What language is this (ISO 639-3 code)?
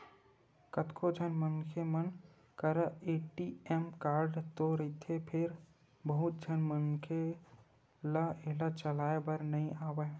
hne